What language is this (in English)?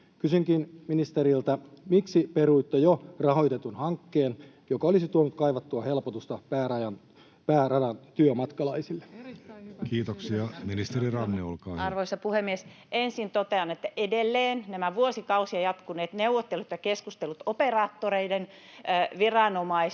Finnish